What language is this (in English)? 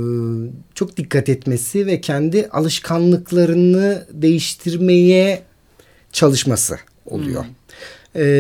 Turkish